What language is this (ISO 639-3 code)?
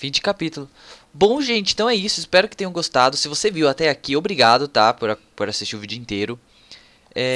por